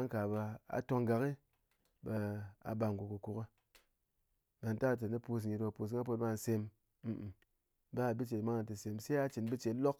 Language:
Ngas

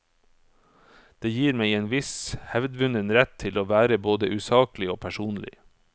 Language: Norwegian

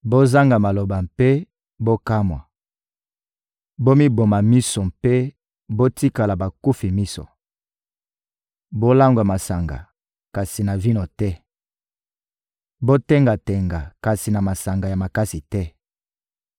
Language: Lingala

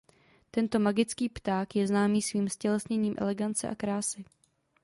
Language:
Czech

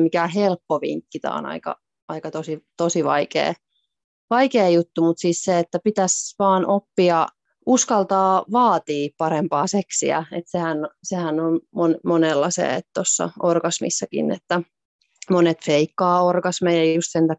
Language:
Finnish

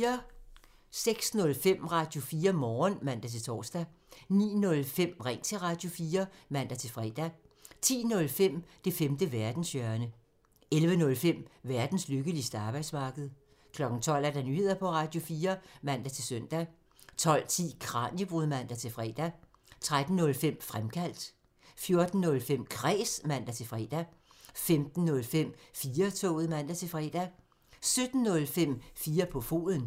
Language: Danish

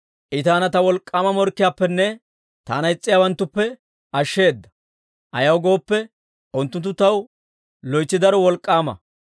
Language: Dawro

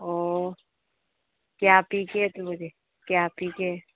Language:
Manipuri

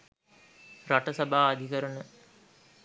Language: Sinhala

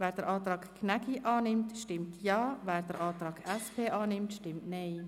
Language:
Swiss German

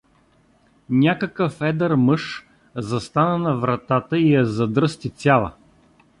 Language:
Bulgarian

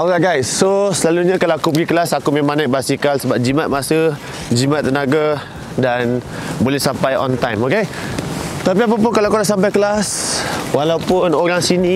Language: Malay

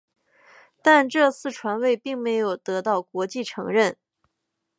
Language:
Chinese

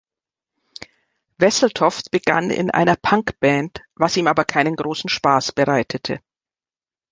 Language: German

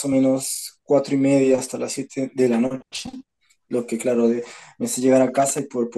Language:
Spanish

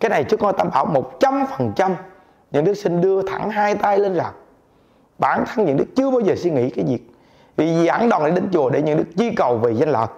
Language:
Vietnamese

